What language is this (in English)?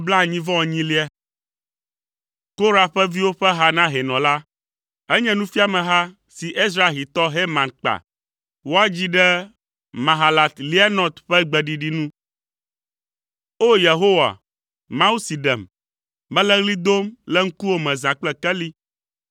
Ewe